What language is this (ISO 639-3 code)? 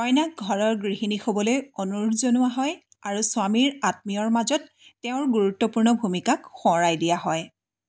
asm